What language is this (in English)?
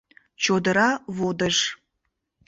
Mari